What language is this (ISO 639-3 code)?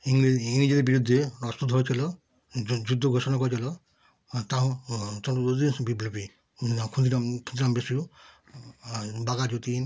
ben